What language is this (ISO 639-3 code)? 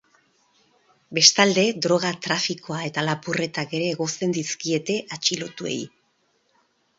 eus